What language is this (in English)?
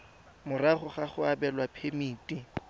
Tswana